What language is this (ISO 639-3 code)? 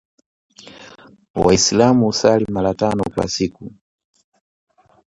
swa